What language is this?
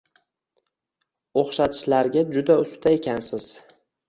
Uzbek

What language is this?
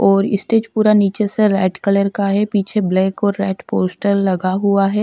Hindi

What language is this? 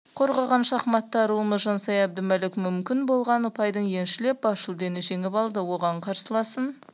Kazakh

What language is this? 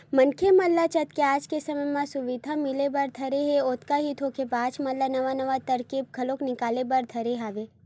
Chhattisgarhi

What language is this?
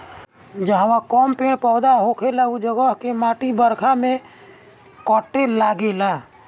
Bhojpuri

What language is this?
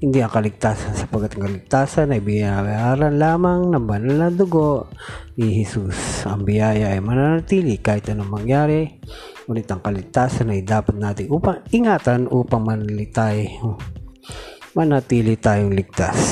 Filipino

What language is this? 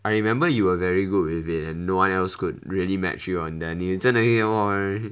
English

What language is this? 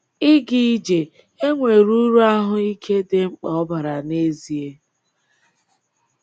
Igbo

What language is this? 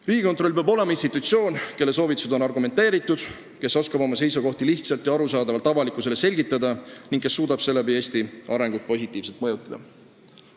Estonian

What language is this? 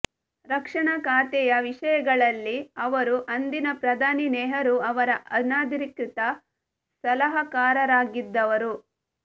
Kannada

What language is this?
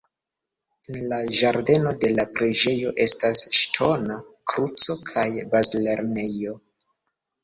Esperanto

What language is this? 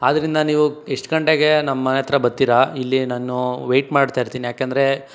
Kannada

